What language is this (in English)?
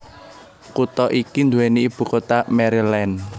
Javanese